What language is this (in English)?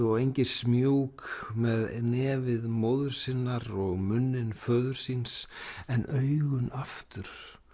Icelandic